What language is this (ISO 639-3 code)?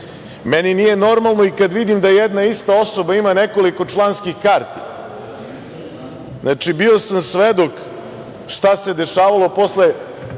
srp